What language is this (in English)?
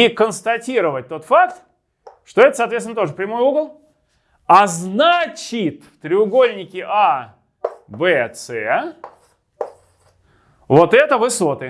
Russian